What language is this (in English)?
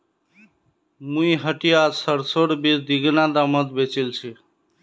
Magahi